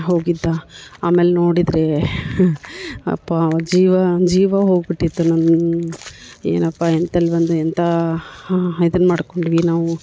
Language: Kannada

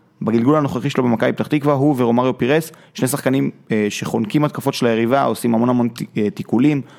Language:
Hebrew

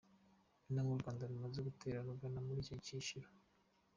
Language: Kinyarwanda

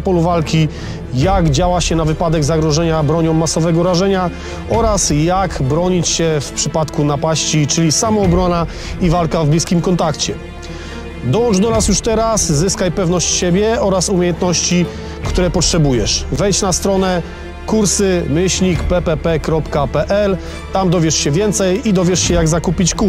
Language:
Polish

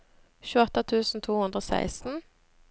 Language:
Norwegian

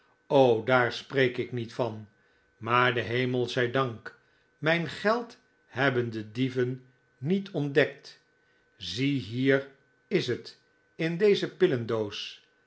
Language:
Dutch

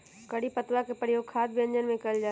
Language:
Magahi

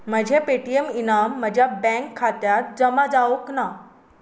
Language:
Konkani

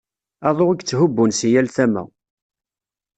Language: Kabyle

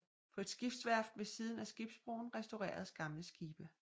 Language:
Danish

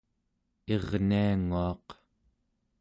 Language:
Central Yupik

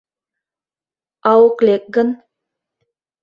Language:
Mari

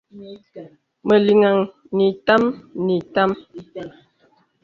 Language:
Bebele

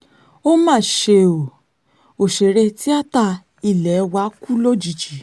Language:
Yoruba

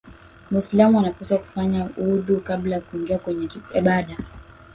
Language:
Swahili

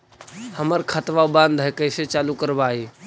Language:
Magahi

